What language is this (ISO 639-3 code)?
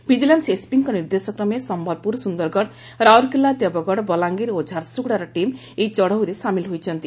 ori